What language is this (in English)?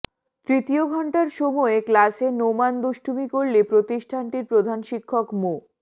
Bangla